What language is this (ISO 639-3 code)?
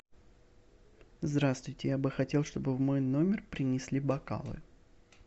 rus